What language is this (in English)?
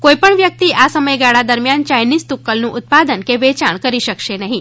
Gujarati